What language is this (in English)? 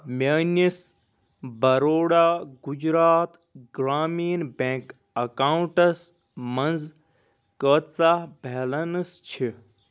Kashmiri